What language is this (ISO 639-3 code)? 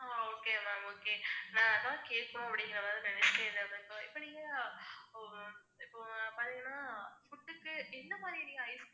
tam